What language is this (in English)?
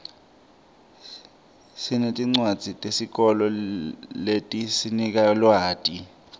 Swati